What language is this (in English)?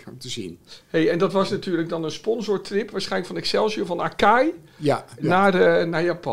Dutch